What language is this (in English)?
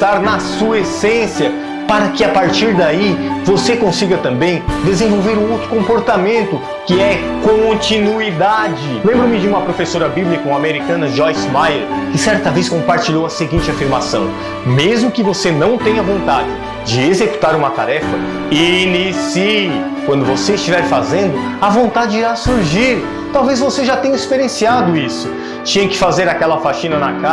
Portuguese